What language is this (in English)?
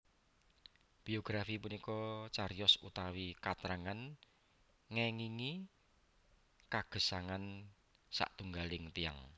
Javanese